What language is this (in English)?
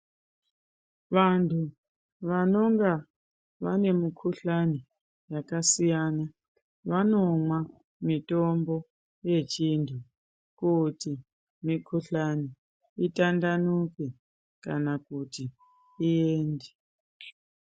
Ndau